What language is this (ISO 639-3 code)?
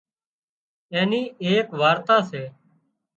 kxp